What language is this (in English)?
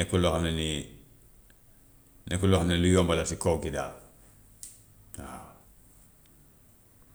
Gambian Wolof